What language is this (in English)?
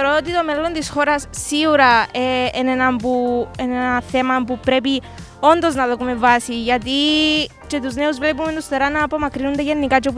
Greek